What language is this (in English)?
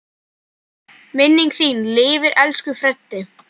Icelandic